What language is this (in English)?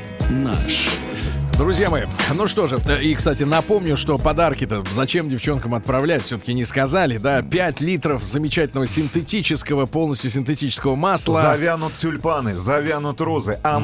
Russian